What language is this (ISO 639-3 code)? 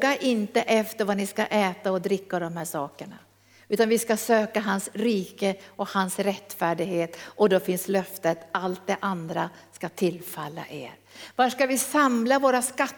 swe